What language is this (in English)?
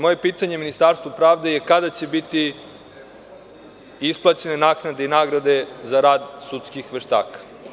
Serbian